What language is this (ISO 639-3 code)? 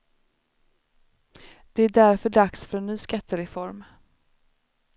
swe